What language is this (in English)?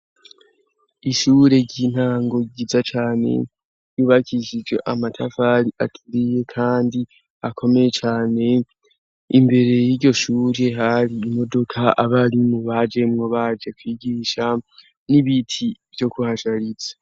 Rundi